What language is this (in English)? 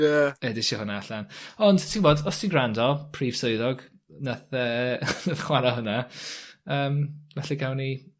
Welsh